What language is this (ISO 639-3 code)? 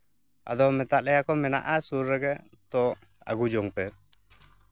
sat